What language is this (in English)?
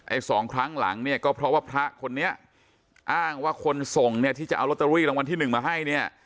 Thai